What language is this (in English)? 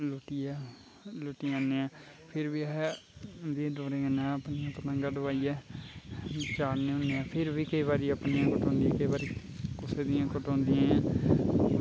Dogri